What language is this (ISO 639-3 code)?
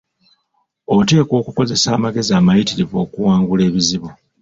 lug